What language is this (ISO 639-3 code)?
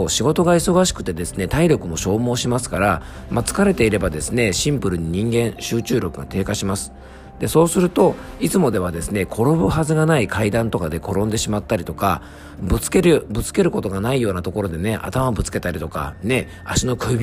jpn